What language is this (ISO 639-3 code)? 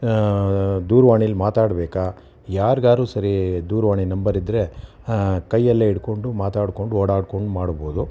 kan